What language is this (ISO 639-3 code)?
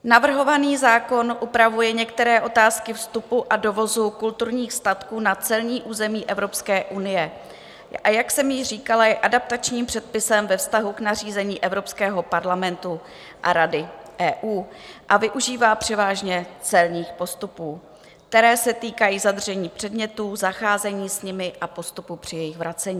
ces